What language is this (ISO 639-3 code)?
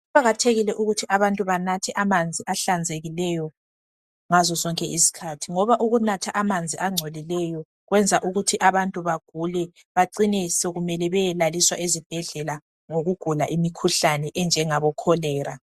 nde